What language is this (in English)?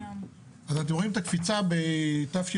Hebrew